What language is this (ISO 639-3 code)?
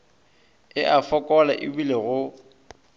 nso